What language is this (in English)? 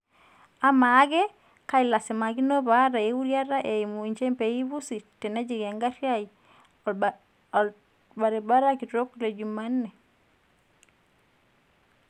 Masai